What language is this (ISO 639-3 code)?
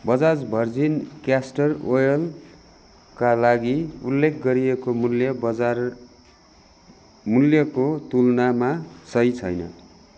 nep